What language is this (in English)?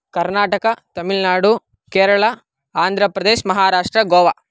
Sanskrit